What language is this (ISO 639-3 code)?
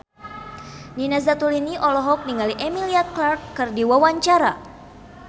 sun